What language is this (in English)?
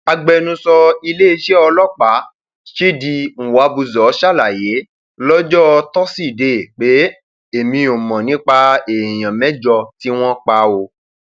Yoruba